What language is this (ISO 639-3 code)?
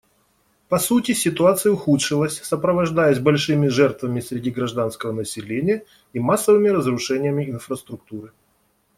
rus